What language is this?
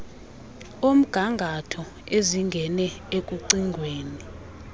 Xhosa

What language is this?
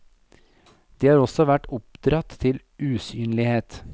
Norwegian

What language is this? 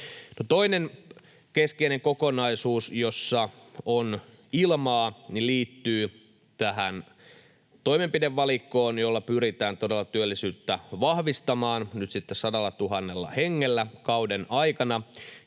Finnish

